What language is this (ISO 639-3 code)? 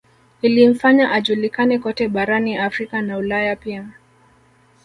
swa